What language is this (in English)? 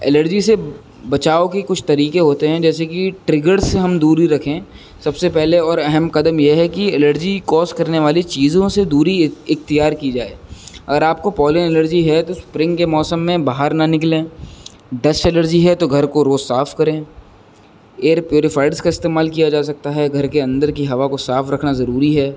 Urdu